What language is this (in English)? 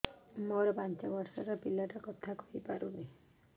Odia